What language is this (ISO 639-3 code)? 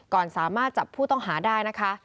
tha